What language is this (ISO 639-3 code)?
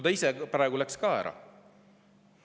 est